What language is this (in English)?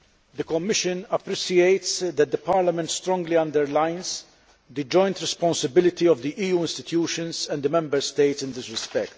English